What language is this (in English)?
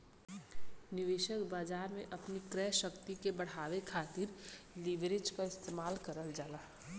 Bhojpuri